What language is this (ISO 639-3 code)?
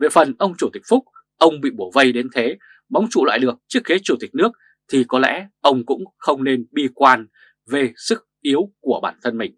vie